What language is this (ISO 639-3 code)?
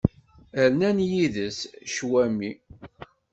kab